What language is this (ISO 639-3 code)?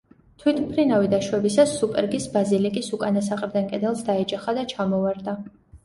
kat